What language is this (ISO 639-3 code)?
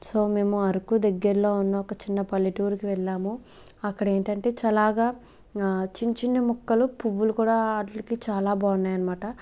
tel